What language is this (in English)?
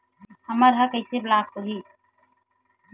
Chhattisgarhi